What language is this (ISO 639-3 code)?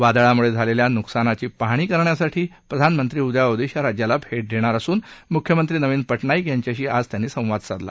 mar